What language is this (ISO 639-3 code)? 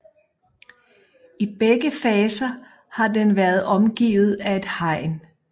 dan